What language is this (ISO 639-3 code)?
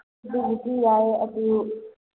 mni